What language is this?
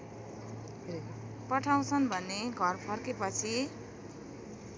Nepali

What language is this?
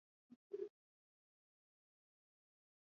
Swahili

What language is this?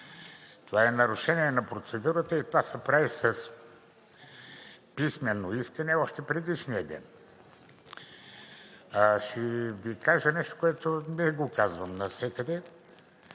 Bulgarian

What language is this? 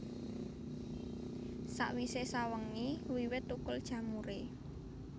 Javanese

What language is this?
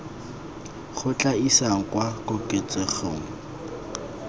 Tswana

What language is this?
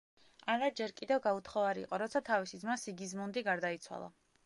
Georgian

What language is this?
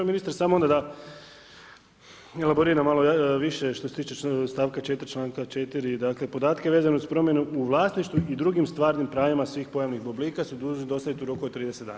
Croatian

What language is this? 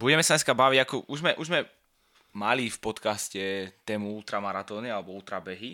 Slovak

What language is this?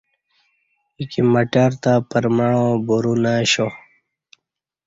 Kati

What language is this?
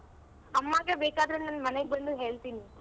Kannada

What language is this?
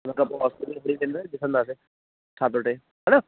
Sindhi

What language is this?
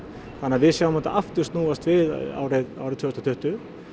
Icelandic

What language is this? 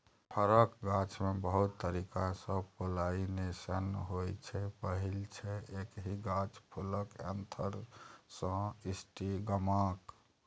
Maithili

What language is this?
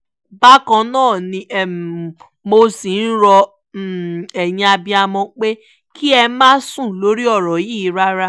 Yoruba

